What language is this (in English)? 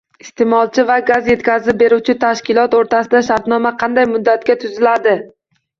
Uzbek